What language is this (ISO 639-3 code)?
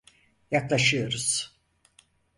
tur